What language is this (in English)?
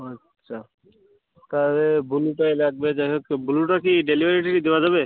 Bangla